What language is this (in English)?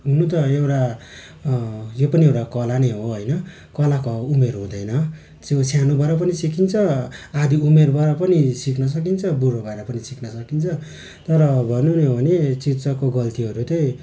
Nepali